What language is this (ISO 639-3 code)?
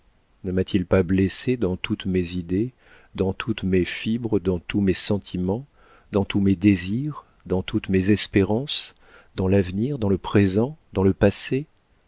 fra